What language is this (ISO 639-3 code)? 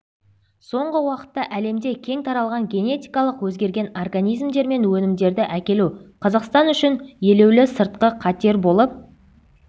kaz